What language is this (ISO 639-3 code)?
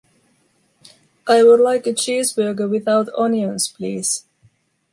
eng